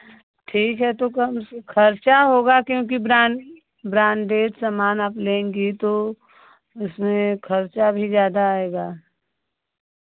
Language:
Hindi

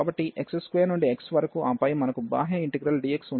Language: Telugu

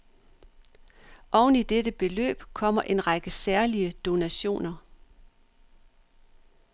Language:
Danish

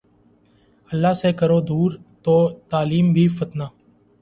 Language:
Urdu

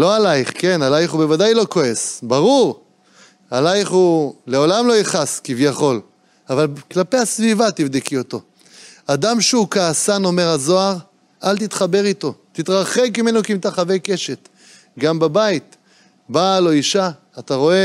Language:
Hebrew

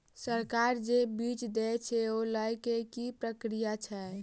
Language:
Maithili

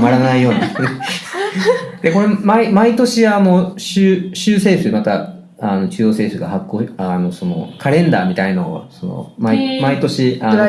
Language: Japanese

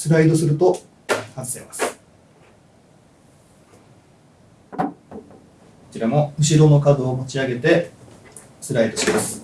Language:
Japanese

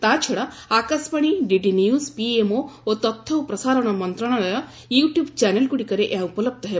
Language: Odia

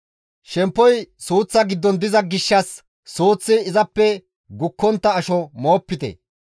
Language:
Gamo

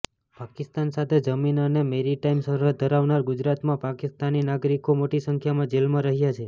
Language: Gujarati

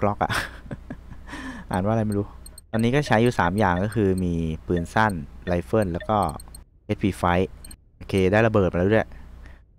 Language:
Thai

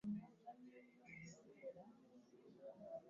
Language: Ganda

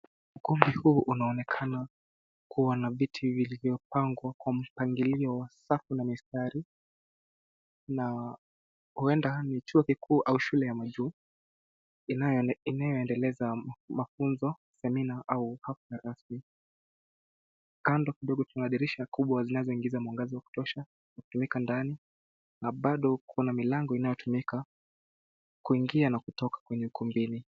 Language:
Swahili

